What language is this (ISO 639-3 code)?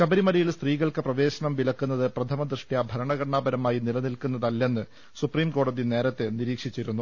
mal